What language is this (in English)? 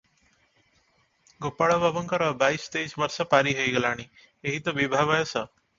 Odia